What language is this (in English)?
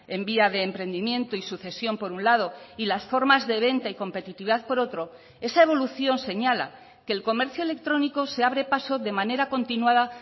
Spanish